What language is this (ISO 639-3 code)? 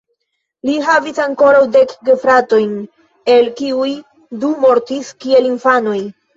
epo